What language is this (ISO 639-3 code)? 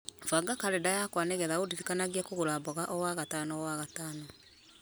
kik